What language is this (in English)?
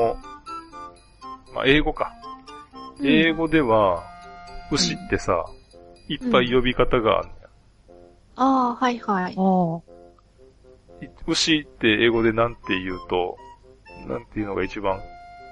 Japanese